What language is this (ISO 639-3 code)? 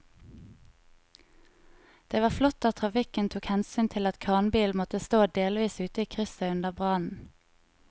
nor